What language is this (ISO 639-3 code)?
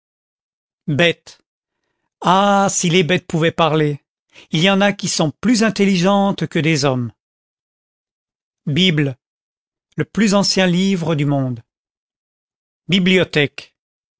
fra